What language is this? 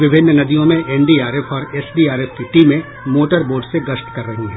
Hindi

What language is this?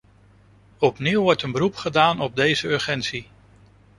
Dutch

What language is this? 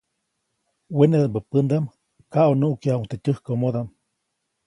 Copainalá Zoque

